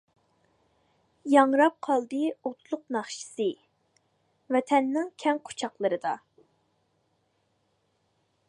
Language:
Uyghur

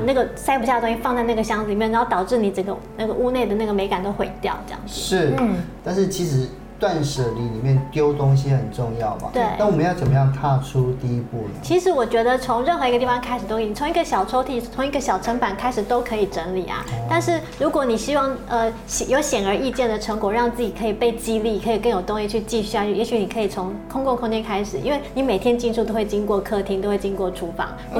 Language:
Chinese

